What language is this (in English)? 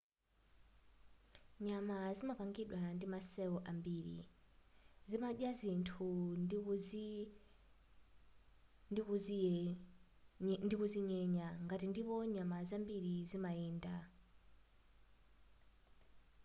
Nyanja